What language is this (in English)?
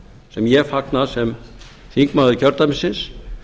Icelandic